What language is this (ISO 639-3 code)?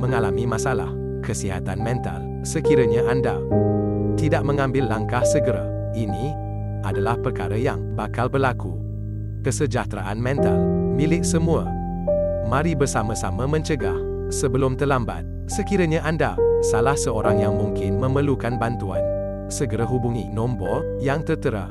msa